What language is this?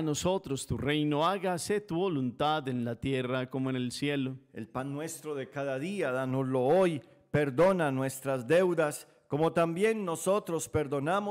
Spanish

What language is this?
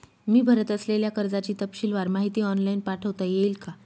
Marathi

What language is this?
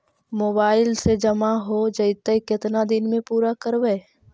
Magahi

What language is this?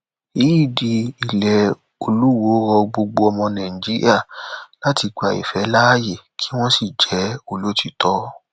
Yoruba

